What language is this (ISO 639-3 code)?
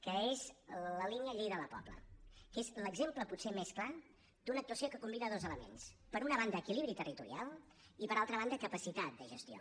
cat